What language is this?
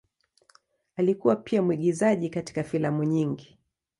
Swahili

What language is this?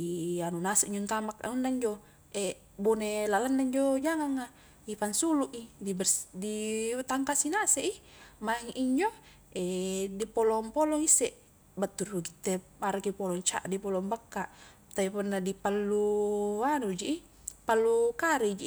Highland Konjo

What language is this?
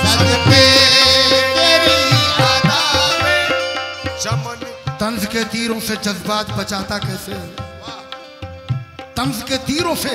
Arabic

